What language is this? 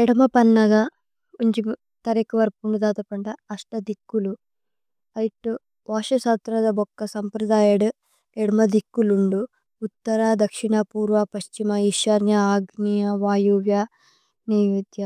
Tulu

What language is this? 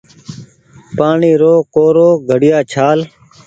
Goaria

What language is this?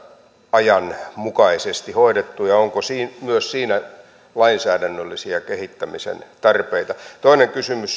Finnish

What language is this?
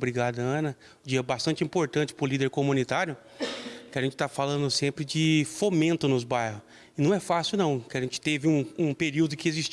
Portuguese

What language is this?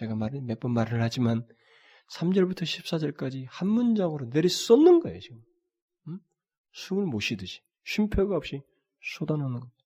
Korean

